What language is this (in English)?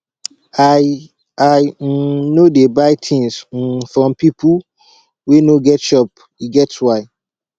Nigerian Pidgin